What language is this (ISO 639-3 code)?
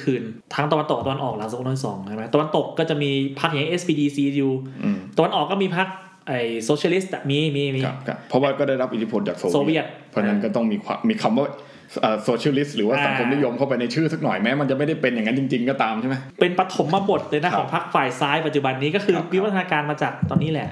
tha